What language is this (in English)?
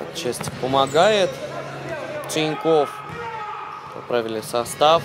Russian